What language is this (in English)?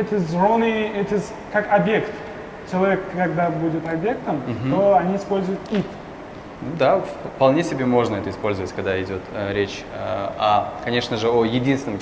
Russian